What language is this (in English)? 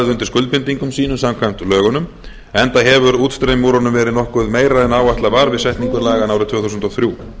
Icelandic